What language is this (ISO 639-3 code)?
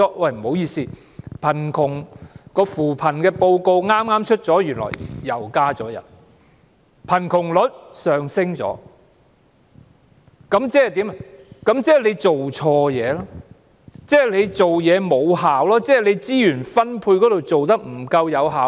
yue